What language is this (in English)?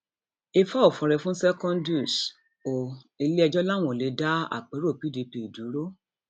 Yoruba